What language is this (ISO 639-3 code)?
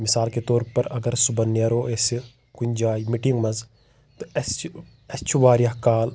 kas